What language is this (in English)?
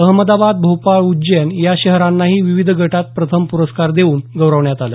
Marathi